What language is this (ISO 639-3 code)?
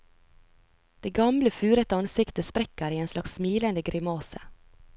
nor